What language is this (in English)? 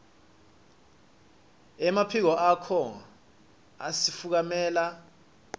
Swati